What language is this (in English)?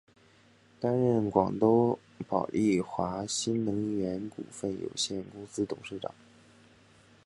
Chinese